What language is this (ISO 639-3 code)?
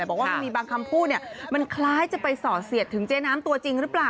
tha